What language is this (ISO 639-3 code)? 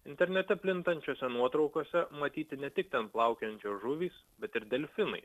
lit